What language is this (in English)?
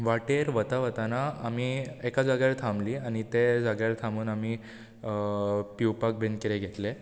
Konkani